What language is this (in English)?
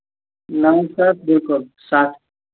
Kashmiri